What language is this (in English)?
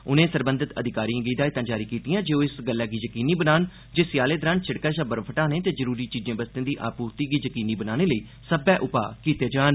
Dogri